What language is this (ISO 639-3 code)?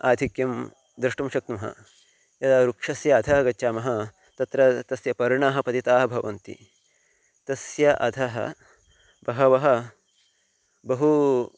san